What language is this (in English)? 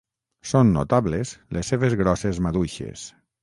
Catalan